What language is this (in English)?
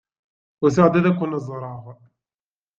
Kabyle